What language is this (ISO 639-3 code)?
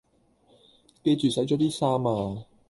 yue